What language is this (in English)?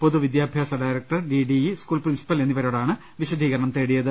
Malayalam